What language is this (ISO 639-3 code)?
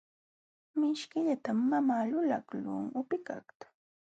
qxw